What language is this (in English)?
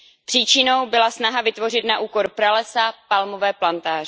Czech